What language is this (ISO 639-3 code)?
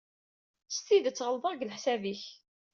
kab